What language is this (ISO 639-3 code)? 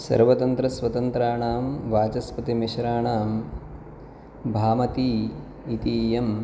san